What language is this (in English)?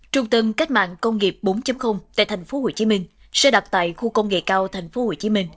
Vietnamese